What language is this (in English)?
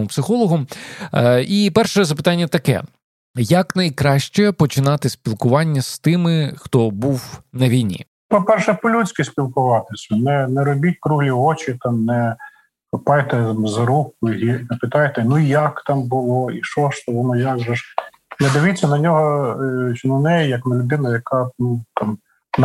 Ukrainian